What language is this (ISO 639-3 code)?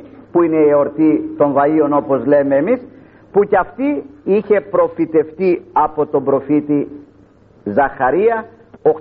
ell